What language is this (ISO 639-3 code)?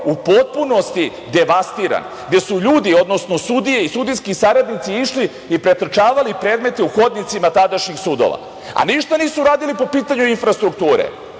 srp